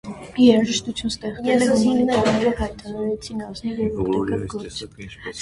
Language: Armenian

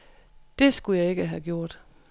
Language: Danish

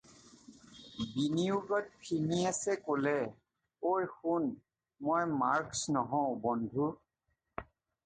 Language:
Assamese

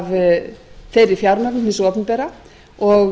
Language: Icelandic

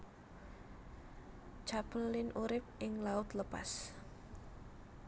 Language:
Javanese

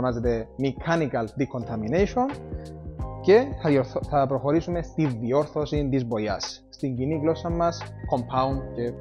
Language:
Greek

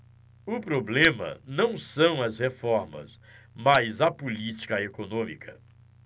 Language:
Portuguese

